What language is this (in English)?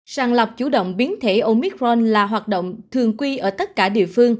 Vietnamese